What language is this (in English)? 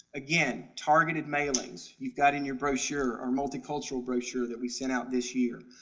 English